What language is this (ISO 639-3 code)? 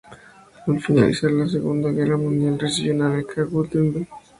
spa